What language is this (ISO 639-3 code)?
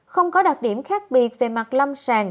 vie